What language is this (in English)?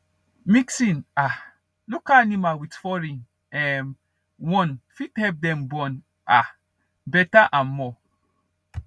Nigerian Pidgin